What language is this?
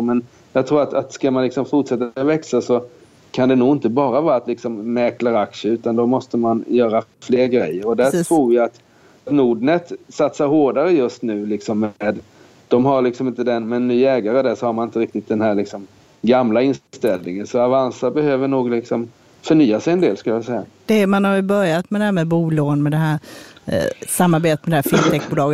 Swedish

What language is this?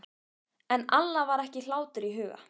Icelandic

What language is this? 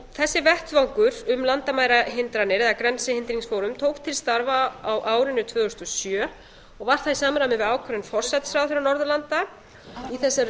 Icelandic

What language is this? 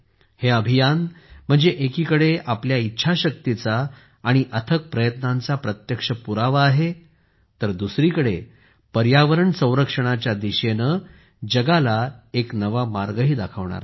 Marathi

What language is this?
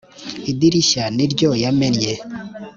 Kinyarwanda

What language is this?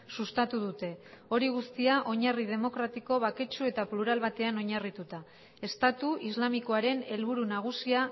Basque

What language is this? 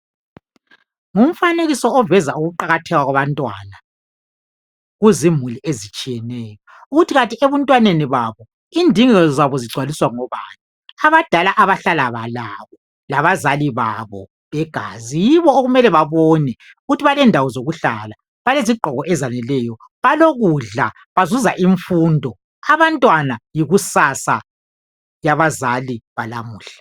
North Ndebele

